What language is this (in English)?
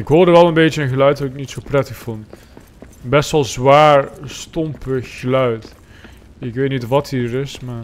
Dutch